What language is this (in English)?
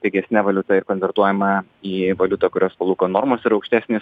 Lithuanian